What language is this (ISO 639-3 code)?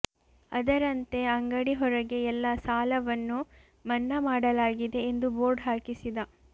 kan